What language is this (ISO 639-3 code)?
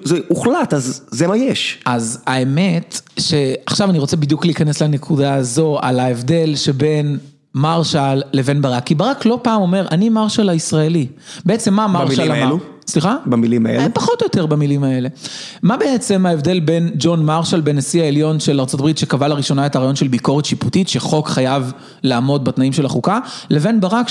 heb